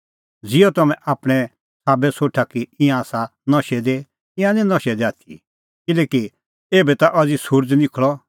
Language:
Kullu Pahari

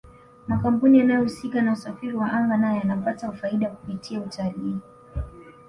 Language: Swahili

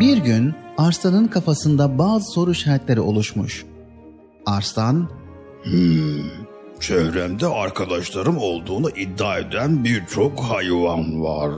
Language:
Turkish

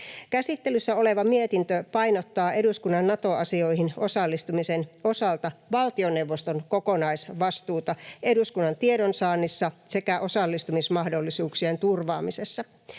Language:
Finnish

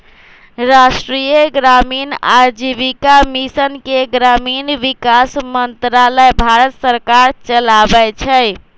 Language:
Magahi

